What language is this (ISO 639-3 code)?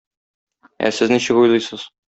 tat